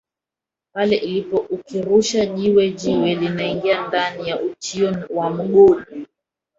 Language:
Swahili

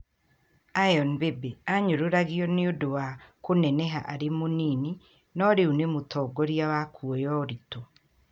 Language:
Kikuyu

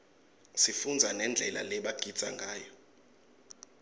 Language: Swati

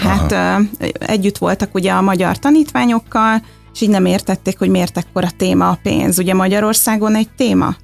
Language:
Hungarian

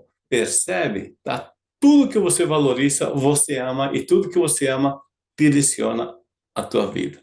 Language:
Portuguese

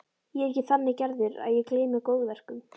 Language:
Icelandic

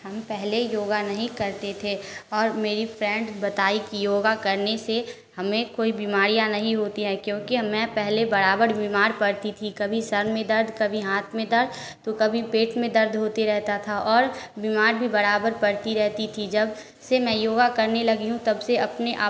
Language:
Hindi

